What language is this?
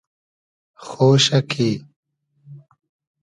Hazaragi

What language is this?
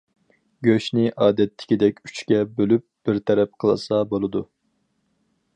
Uyghur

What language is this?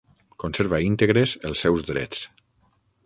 Catalan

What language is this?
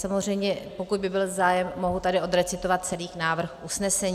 Czech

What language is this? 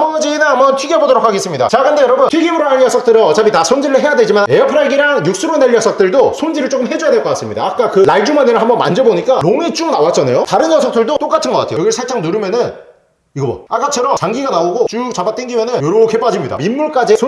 Korean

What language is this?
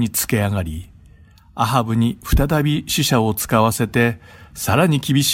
Japanese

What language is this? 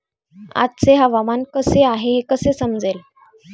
Marathi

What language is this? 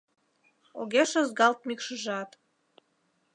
Mari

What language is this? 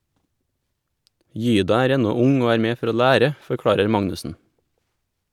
Norwegian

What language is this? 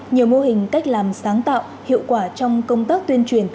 Vietnamese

